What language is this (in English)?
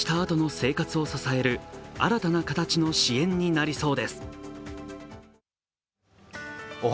Japanese